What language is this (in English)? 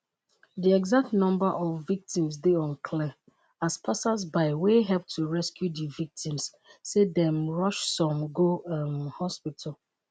Nigerian Pidgin